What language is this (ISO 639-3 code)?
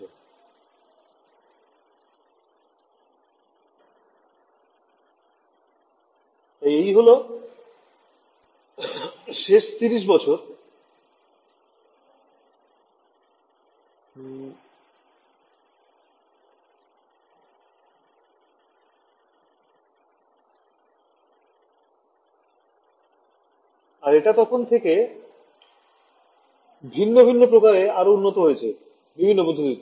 ben